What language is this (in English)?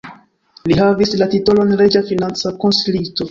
Esperanto